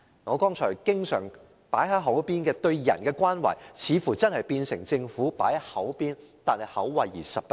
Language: Cantonese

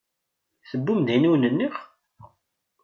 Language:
Kabyle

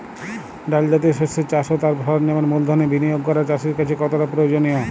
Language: Bangla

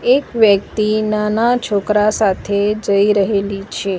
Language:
Gujarati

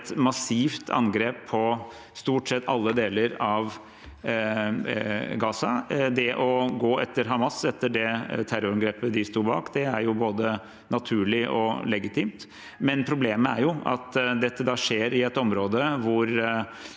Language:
Norwegian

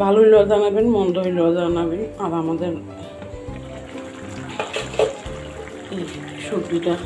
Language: Romanian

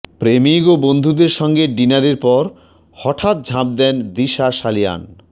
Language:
Bangla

